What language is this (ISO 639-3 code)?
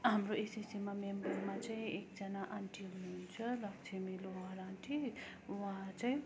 nep